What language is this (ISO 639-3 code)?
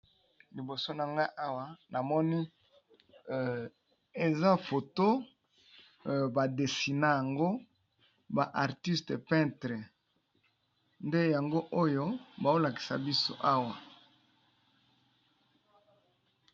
lin